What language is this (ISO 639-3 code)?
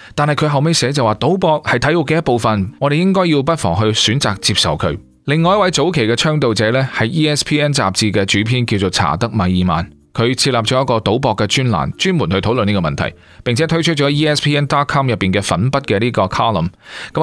zho